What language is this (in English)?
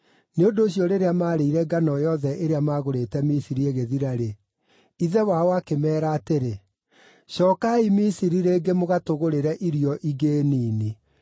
Kikuyu